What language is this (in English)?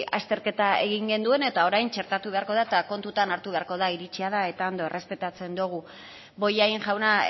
Basque